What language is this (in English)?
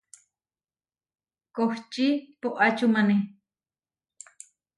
Huarijio